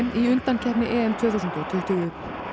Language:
Icelandic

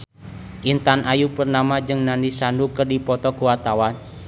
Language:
Sundanese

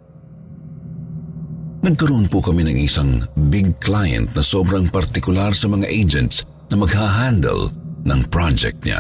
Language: Filipino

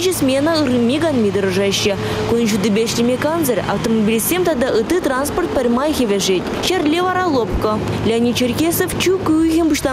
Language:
Turkish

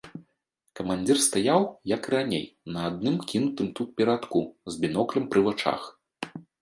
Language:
Belarusian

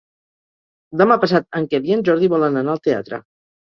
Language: Catalan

